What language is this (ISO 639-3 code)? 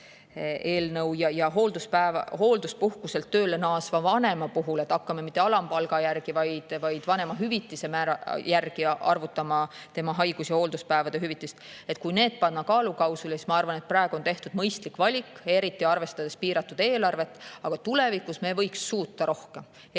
est